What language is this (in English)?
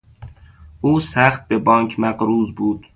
Persian